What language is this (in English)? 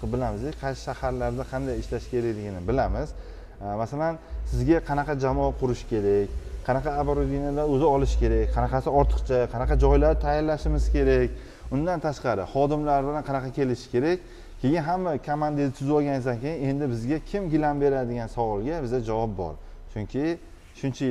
Turkish